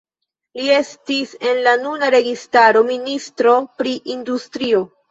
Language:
Esperanto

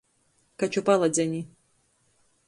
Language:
Latgalian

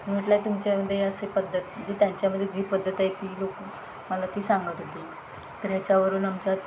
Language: Marathi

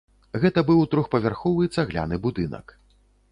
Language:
Belarusian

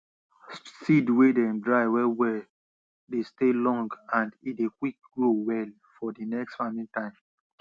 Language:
Nigerian Pidgin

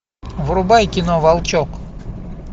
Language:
Russian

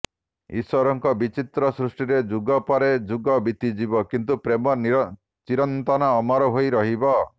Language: Odia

